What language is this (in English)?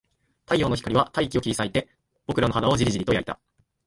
Japanese